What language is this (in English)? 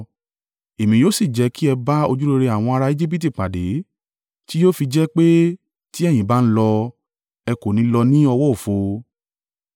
Yoruba